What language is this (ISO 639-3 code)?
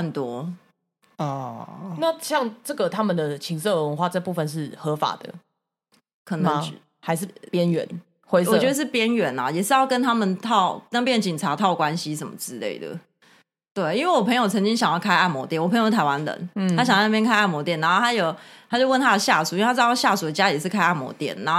zho